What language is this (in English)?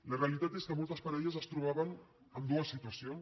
Catalan